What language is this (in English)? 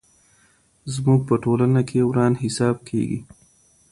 Pashto